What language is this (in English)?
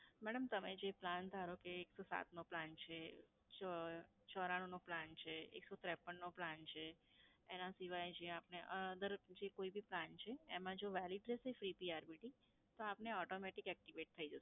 Gujarati